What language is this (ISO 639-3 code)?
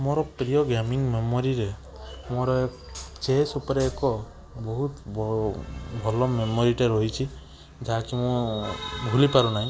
ori